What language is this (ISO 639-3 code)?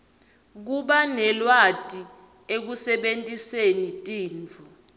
ssw